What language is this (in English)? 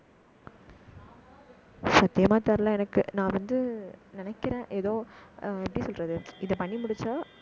Tamil